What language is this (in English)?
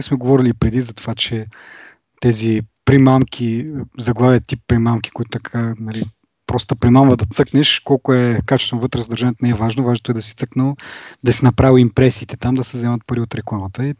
Bulgarian